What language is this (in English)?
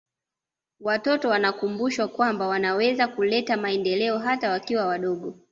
Swahili